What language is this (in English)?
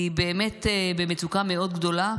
Hebrew